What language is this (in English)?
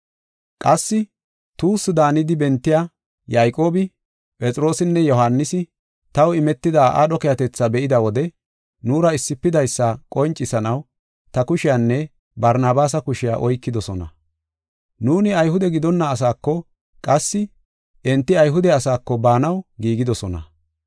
Gofa